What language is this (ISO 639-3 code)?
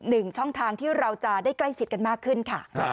tha